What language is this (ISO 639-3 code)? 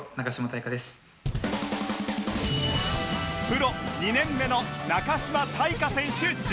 jpn